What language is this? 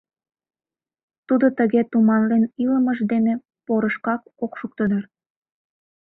Mari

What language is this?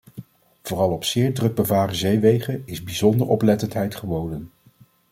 Dutch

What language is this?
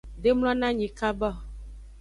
Aja (Benin)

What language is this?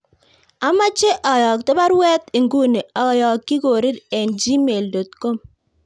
Kalenjin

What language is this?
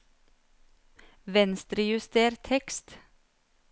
Norwegian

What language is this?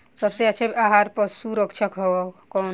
Bhojpuri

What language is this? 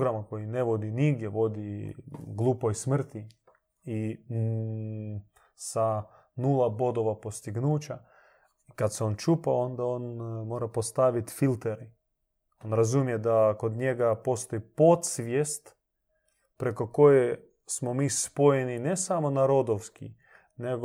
Croatian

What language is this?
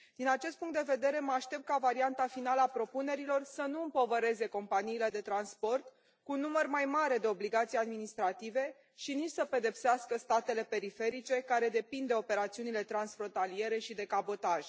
Romanian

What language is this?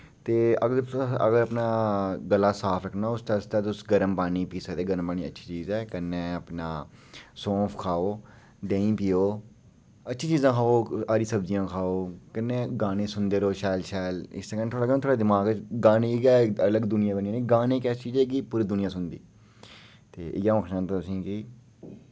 Dogri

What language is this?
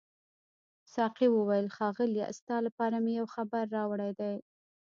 Pashto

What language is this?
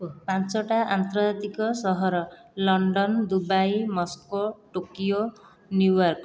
Odia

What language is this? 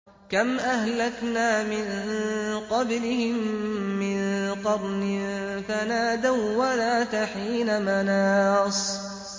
Arabic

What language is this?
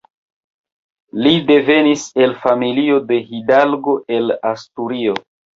Esperanto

